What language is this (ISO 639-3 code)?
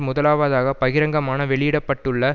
tam